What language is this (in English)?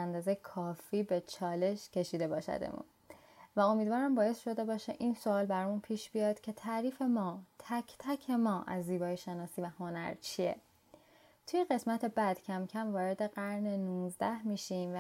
Persian